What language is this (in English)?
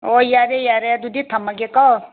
Manipuri